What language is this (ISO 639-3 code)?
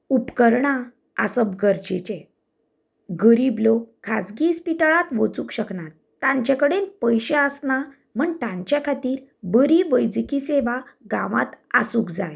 kok